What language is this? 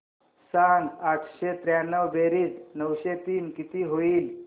Marathi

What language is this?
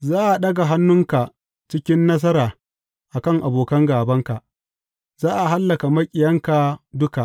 Hausa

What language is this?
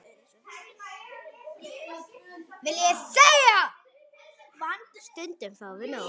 Icelandic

